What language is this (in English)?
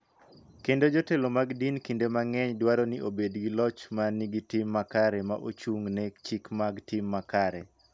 Luo (Kenya and Tanzania)